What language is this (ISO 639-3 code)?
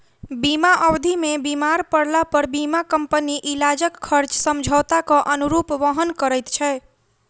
mai